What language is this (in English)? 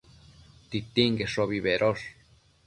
Matsés